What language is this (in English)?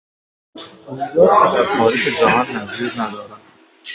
Persian